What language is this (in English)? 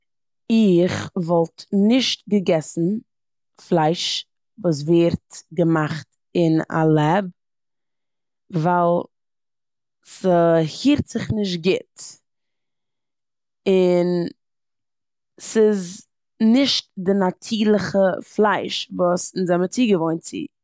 Yiddish